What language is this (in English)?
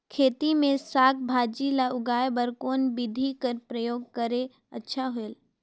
Chhattisgarhi